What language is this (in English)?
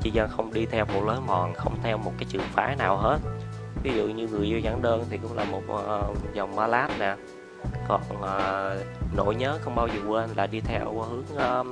Vietnamese